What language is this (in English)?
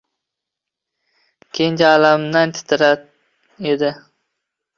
Uzbek